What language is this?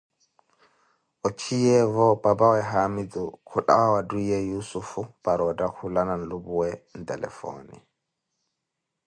Koti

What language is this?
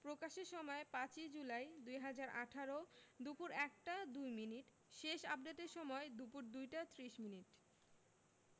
Bangla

